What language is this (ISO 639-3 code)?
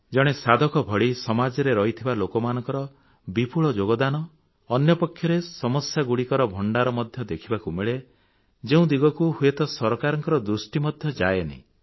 ori